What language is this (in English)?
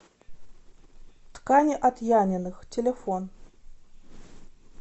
Russian